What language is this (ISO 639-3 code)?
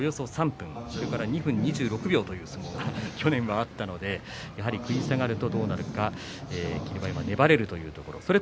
jpn